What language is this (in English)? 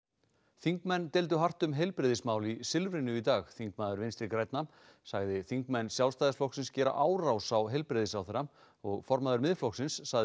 Icelandic